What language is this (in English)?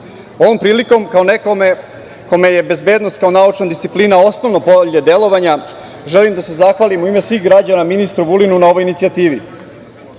Serbian